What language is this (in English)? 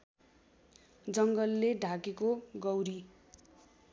Nepali